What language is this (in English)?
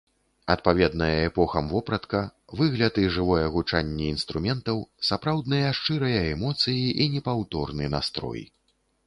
Belarusian